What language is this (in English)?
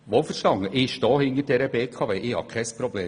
Swiss German